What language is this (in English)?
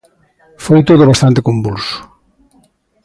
Galician